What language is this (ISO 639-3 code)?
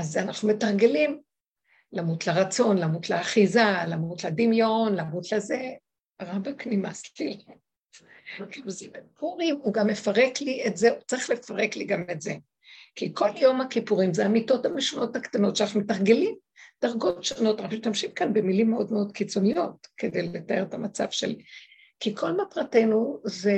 heb